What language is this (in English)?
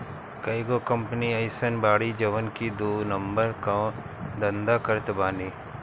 Bhojpuri